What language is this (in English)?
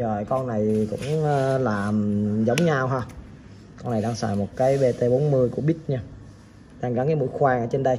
Vietnamese